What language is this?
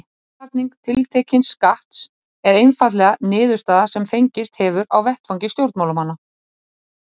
Icelandic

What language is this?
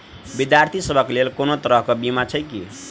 Maithili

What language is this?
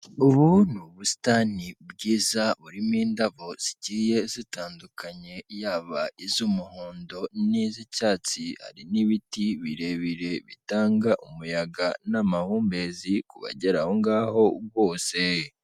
Kinyarwanda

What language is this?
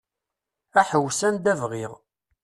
Kabyle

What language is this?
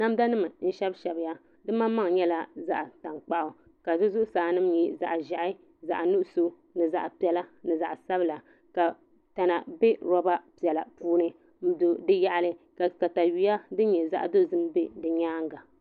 Dagbani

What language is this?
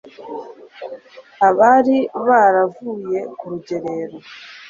Kinyarwanda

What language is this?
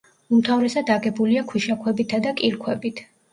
Georgian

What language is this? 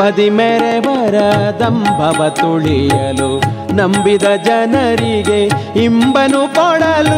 Kannada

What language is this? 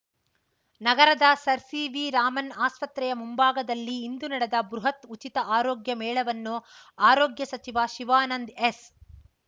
Kannada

